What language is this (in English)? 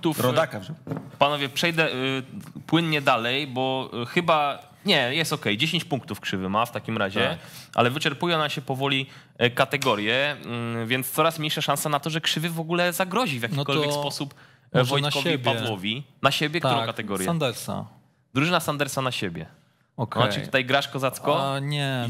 Polish